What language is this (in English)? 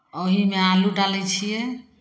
Maithili